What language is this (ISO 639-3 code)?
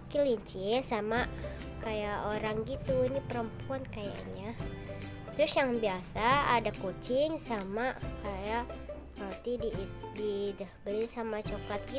ind